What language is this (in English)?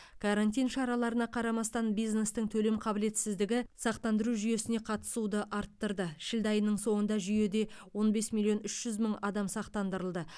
Kazakh